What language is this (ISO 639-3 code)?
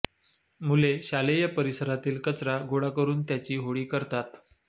mar